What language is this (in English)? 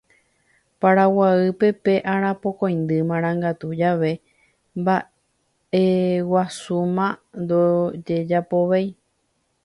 Guarani